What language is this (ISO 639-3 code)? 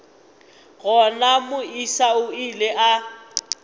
nso